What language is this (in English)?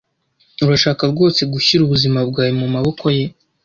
Kinyarwanda